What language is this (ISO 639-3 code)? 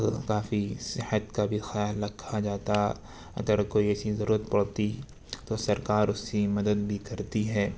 urd